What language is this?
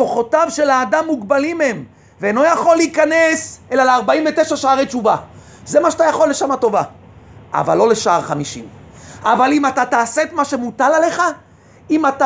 Hebrew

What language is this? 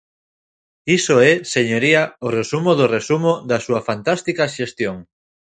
Galician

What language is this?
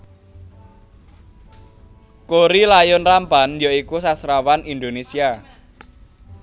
Javanese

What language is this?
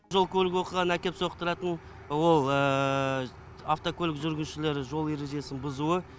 Kazakh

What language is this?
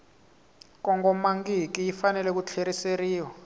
Tsonga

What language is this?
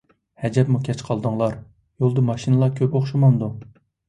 Uyghur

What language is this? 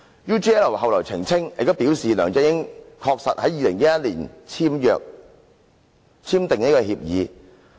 Cantonese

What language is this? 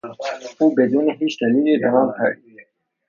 Persian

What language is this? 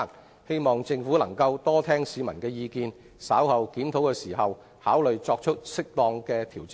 Cantonese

